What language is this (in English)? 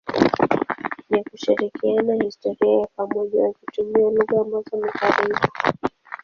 Swahili